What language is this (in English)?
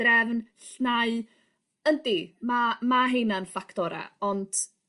Welsh